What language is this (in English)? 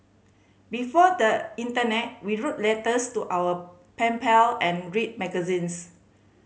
English